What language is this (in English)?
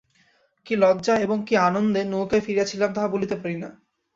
Bangla